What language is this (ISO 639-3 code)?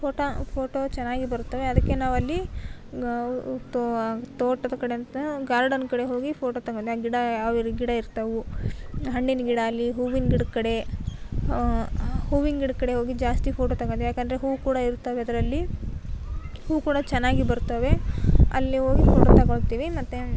kan